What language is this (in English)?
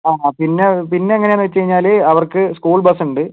Malayalam